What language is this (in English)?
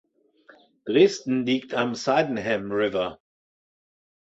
German